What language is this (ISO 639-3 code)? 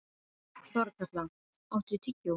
isl